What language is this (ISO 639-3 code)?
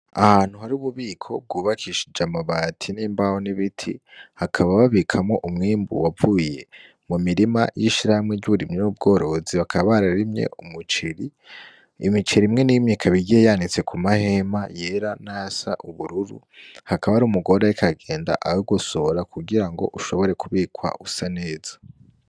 run